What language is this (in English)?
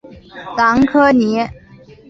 Chinese